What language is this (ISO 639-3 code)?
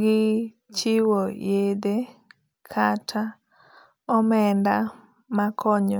luo